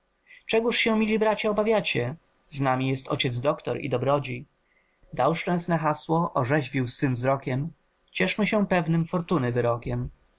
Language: Polish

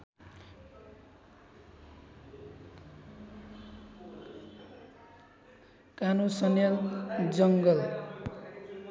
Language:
Nepali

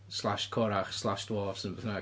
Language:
Welsh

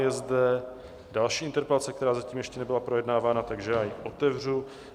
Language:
Czech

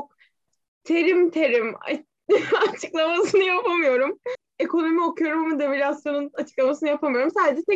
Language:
Turkish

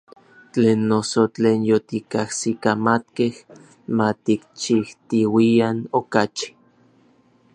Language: Orizaba Nahuatl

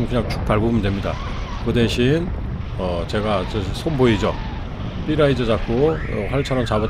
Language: Korean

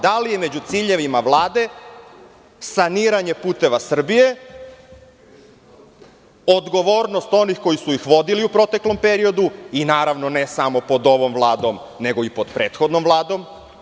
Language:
Serbian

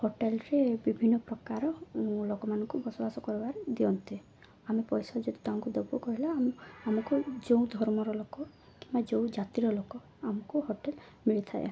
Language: Odia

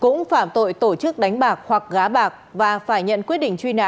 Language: Vietnamese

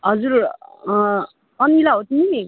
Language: Nepali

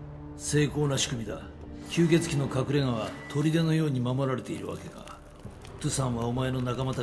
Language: Japanese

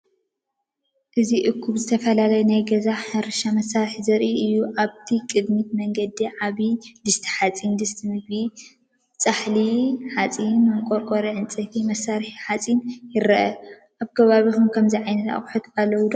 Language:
Tigrinya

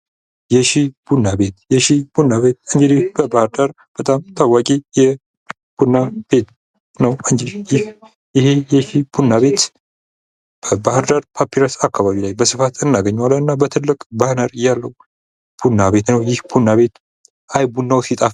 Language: Amharic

